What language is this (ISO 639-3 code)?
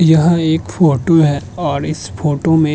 hin